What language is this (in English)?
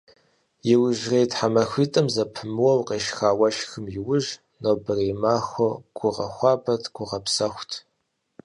Kabardian